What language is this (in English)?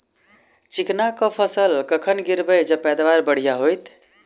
Maithili